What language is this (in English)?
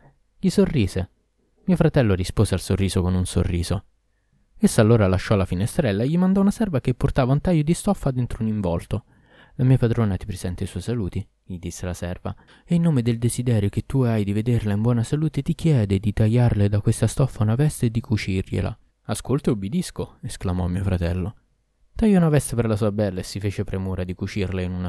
Italian